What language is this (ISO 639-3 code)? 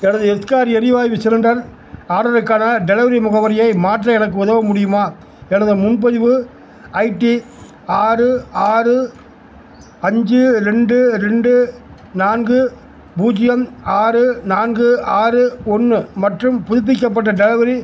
tam